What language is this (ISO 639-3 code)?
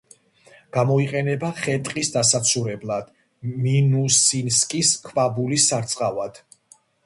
kat